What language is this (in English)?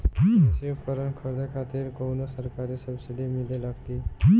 Bhojpuri